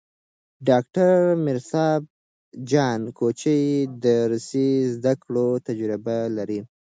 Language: Pashto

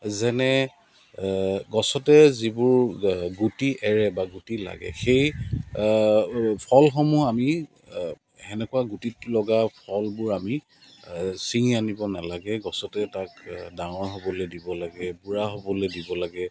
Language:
Assamese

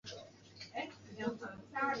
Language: Chinese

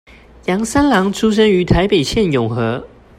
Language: Chinese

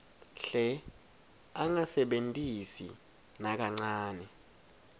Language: Swati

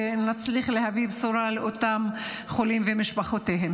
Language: Hebrew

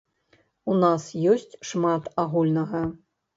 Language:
Belarusian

